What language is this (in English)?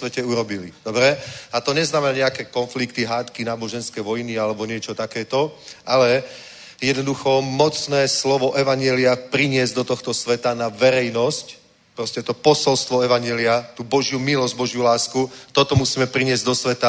Czech